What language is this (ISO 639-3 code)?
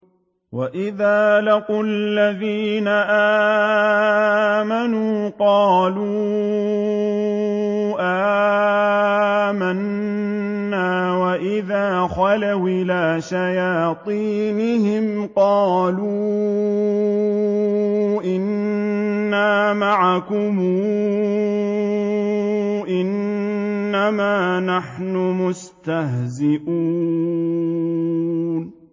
ara